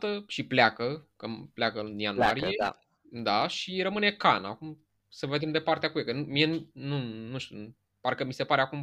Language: Romanian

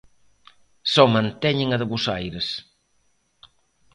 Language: Galician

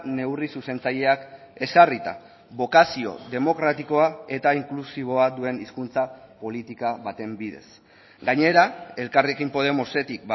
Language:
Basque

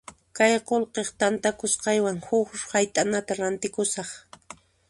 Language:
Puno Quechua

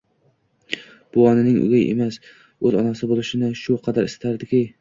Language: Uzbek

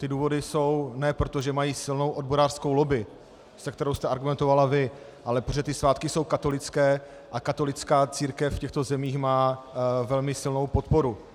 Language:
Czech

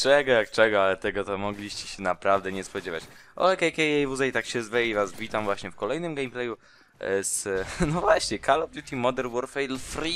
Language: Polish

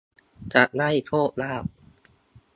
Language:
Thai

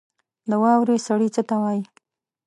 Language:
Pashto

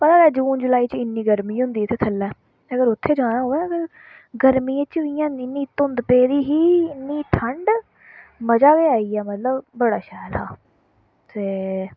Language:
Dogri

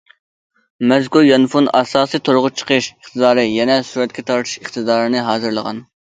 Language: Uyghur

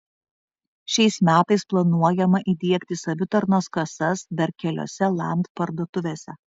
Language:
Lithuanian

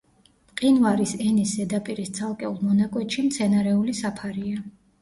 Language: Georgian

